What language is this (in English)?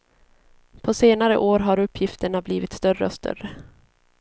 Swedish